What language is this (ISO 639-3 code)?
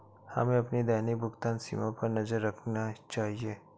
hin